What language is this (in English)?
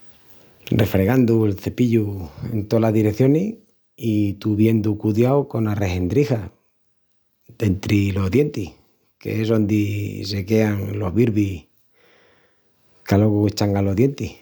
Extremaduran